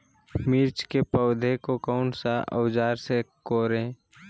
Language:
Magahi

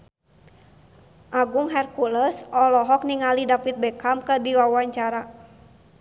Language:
Sundanese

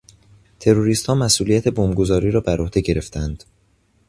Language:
Persian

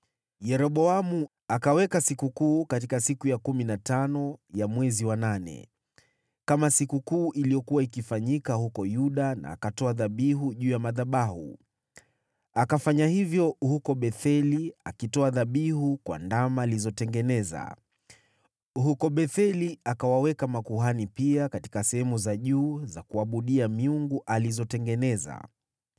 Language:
Swahili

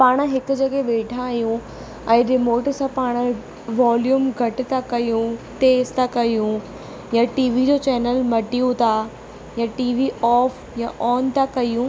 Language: Sindhi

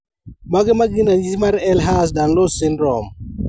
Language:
Luo (Kenya and Tanzania)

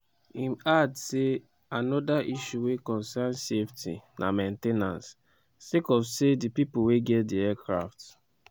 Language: Nigerian Pidgin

